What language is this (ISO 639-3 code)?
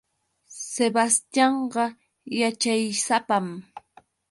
qux